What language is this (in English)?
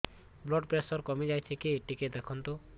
Odia